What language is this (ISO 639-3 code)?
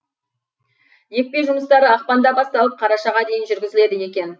kaz